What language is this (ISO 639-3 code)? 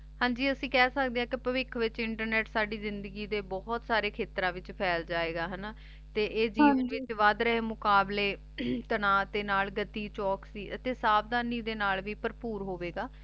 pan